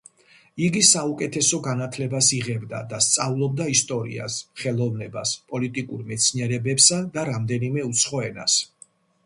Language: Georgian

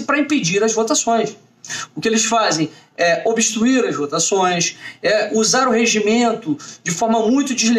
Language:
Portuguese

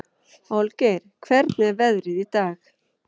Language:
Icelandic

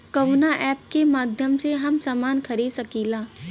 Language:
Bhojpuri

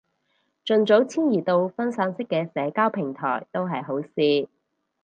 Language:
Cantonese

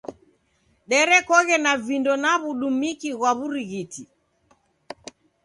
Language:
Taita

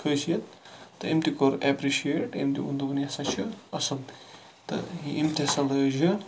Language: Kashmiri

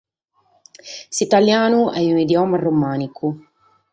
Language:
Sardinian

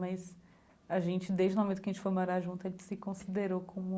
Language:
Portuguese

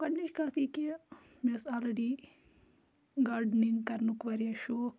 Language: Kashmiri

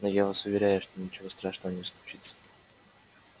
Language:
Russian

